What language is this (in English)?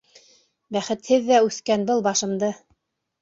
Bashkir